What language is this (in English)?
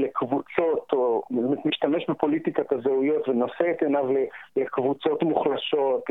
Hebrew